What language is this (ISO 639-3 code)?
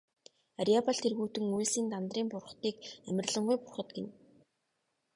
mon